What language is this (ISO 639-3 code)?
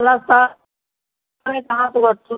mai